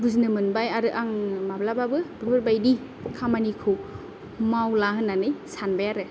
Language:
Bodo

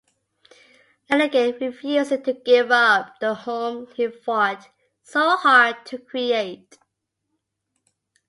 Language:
English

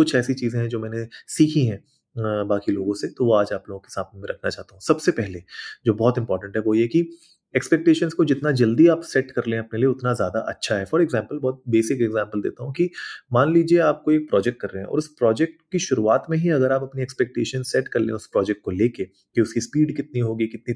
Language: Hindi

